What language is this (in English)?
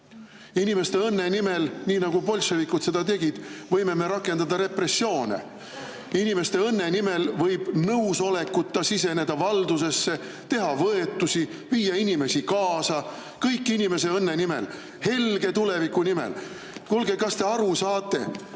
Estonian